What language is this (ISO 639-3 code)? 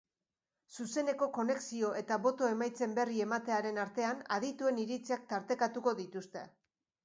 eus